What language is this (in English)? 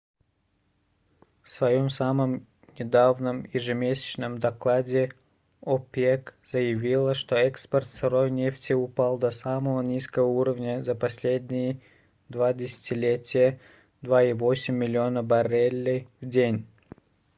Russian